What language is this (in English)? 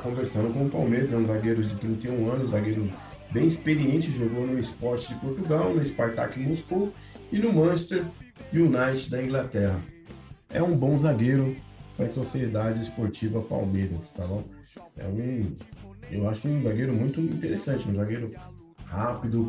Portuguese